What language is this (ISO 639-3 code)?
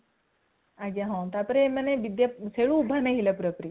ori